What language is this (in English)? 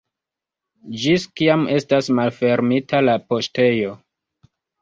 Esperanto